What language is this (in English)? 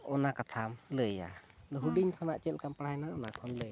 Santali